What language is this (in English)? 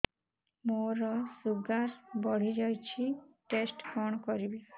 Odia